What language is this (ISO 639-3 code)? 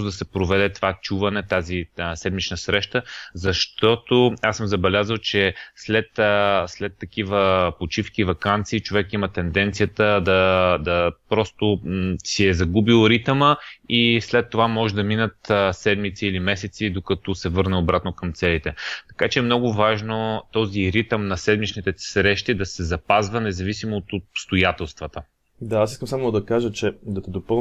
bul